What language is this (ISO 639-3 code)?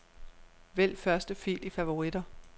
dan